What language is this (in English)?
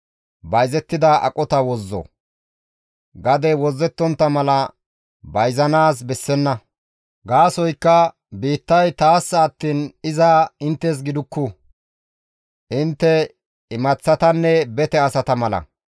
Gamo